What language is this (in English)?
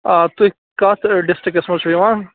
Kashmiri